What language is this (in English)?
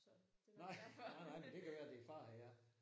Danish